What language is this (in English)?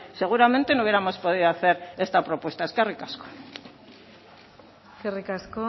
Spanish